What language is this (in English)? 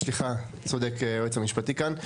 Hebrew